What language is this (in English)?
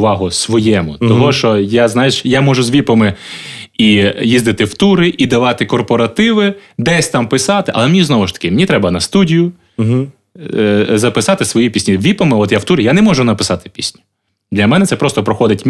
Ukrainian